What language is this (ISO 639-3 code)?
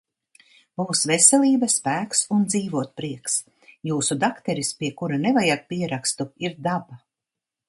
lav